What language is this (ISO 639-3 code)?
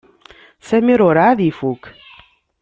kab